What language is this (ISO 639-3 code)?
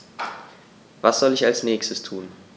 deu